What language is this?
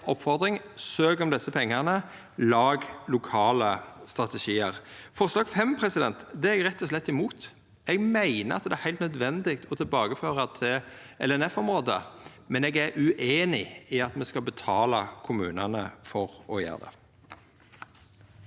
Norwegian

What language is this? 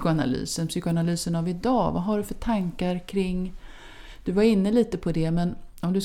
Swedish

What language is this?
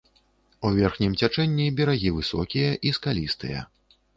Belarusian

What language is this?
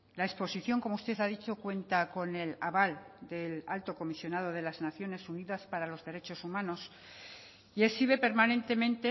Spanish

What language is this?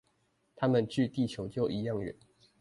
Chinese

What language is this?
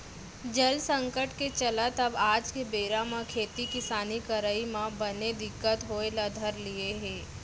Chhattisgarhi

